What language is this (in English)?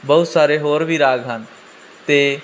Punjabi